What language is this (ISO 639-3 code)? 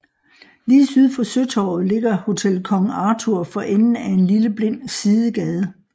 dan